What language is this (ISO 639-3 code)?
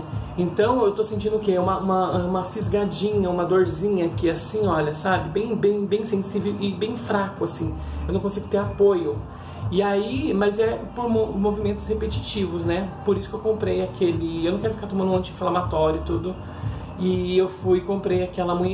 por